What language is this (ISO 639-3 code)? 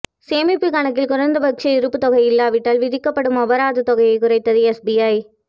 tam